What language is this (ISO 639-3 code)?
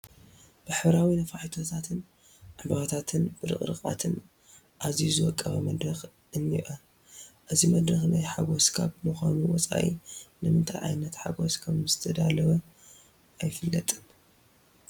tir